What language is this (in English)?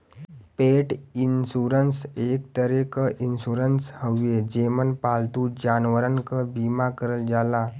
Bhojpuri